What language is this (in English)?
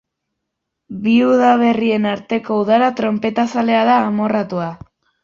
Basque